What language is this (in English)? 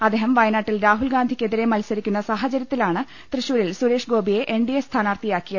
Malayalam